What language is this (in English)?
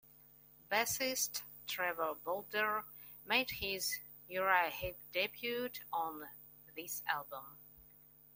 English